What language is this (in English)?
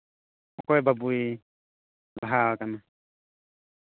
Santali